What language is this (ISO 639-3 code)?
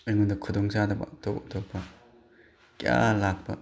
mni